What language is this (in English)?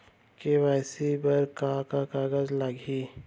Chhattisgarhi